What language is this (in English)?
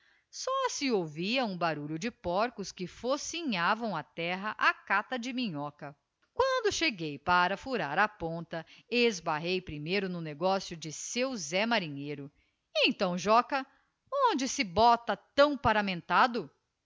Portuguese